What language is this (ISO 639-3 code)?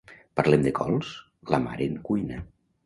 cat